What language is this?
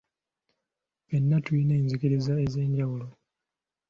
Ganda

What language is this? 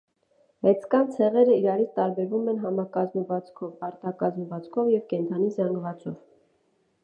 Armenian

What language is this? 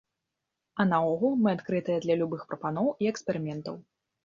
Belarusian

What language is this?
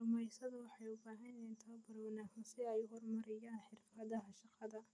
Somali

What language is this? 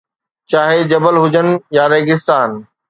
Sindhi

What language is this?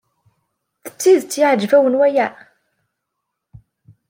Kabyle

